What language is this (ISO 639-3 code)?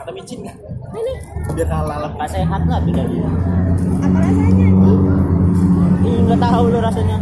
ind